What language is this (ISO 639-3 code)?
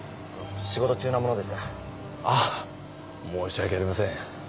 jpn